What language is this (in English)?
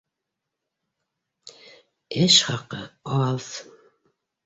Bashkir